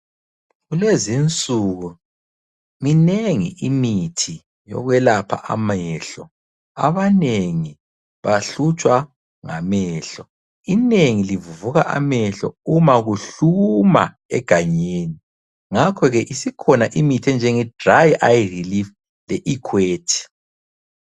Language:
North Ndebele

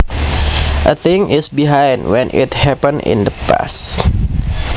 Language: Javanese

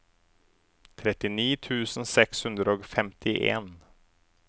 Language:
Norwegian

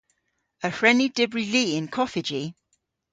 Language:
Cornish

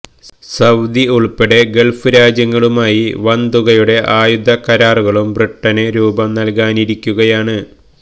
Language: Malayalam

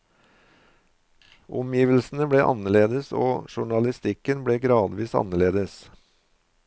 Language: Norwegian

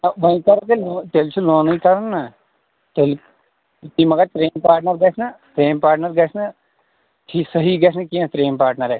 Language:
Kashmiri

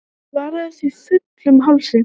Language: Icelandic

